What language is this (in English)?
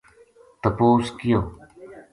Gujari